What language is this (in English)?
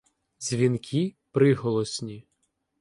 Ukrainian